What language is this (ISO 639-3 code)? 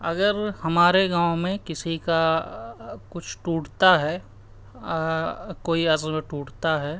urd